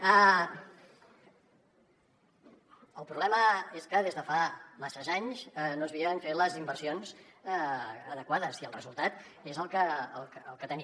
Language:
Catalan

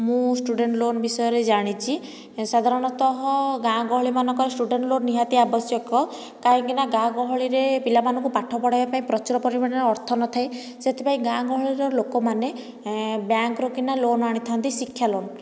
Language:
Odia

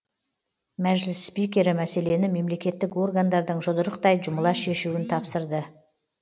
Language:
Kazakh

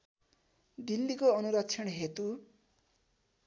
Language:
Nepali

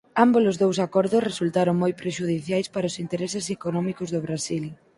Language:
Galician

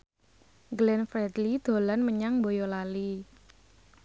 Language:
Javanese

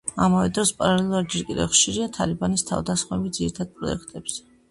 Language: Georgian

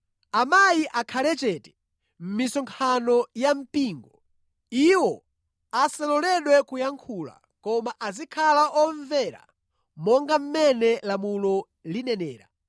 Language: Nyanja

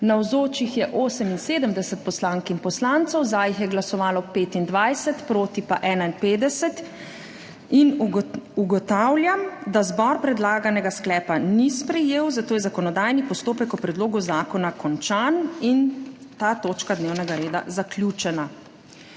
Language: Slovenian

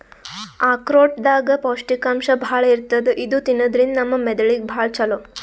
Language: Kannada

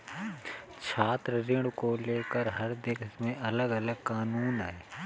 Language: Hindi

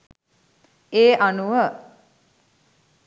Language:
Sinhala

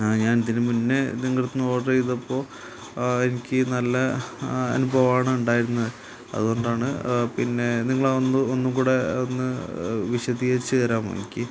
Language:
Malayalam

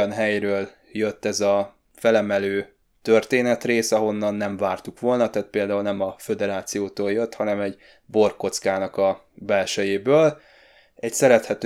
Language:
Hungarian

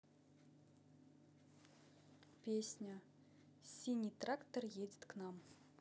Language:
Russian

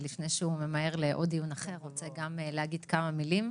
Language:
Hebrew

